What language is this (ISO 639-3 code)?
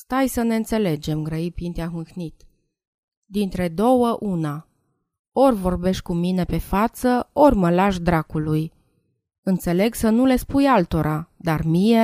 ron